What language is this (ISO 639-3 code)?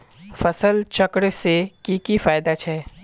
mag